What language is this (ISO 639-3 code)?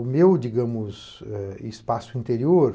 por